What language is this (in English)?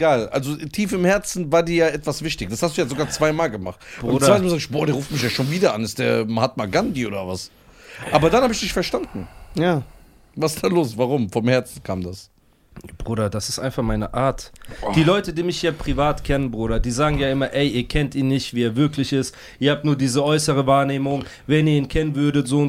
German